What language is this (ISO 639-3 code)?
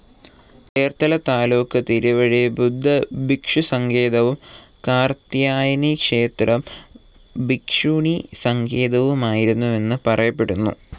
mal